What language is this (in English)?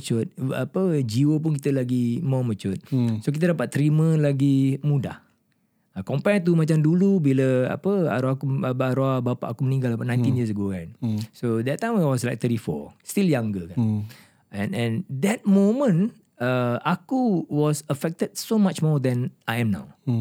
Malay